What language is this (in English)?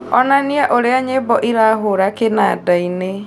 Kikuyu